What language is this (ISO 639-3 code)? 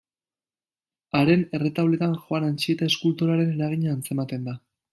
eus